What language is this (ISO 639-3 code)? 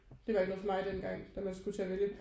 dan